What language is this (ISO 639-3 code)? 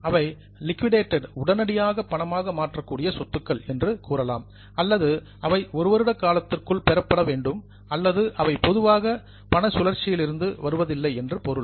tam